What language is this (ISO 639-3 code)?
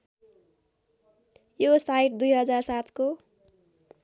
nep